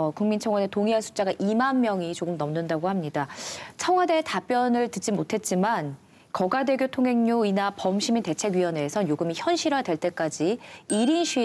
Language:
Korean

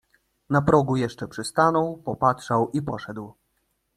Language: Polish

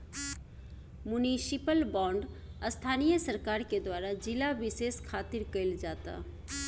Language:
Bhojpuri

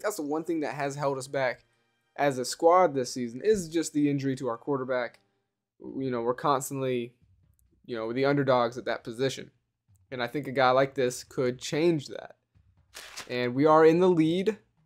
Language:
English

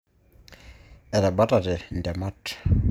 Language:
Masai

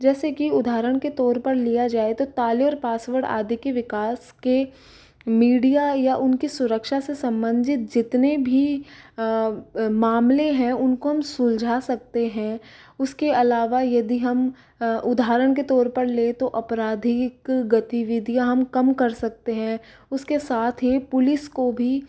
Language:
Hindi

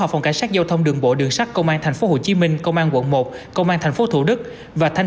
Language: Vietnamese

